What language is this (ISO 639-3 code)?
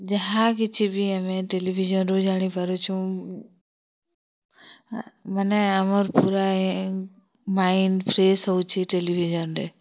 ori